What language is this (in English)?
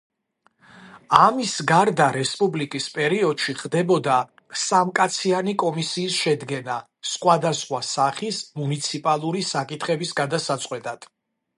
Georgian